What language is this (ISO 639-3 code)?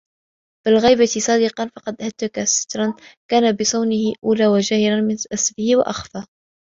ara